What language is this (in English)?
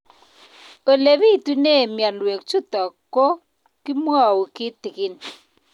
Kalenjin